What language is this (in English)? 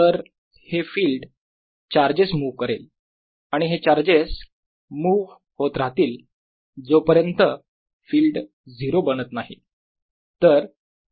Marathi